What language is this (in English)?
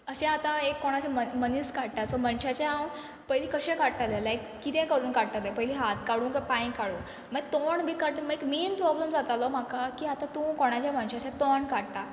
Konkani